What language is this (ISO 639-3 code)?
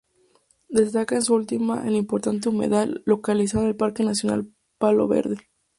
spa